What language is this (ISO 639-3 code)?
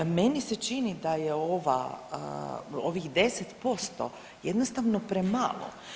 hrv